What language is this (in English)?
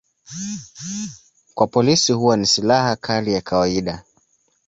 Swahili